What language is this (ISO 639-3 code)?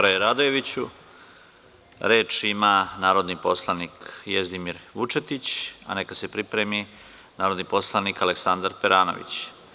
srp